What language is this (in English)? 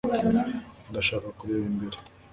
Kinyarwanda